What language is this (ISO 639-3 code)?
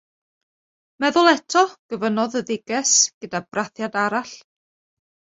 cym